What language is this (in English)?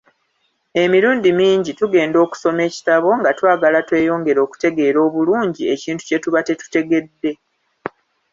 Ganda